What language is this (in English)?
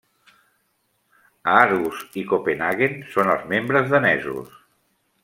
Catalan